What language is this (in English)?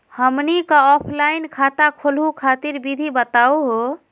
Magahi